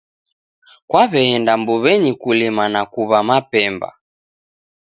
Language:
Taita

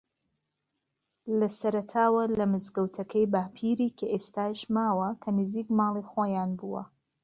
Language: Central Kurdish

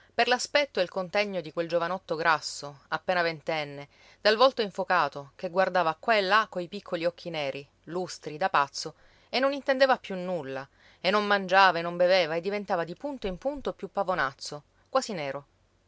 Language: Italian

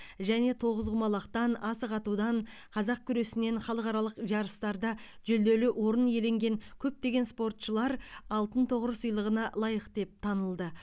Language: Kazakh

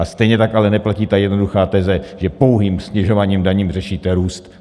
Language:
Czech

